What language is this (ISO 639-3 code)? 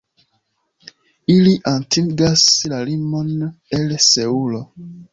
epo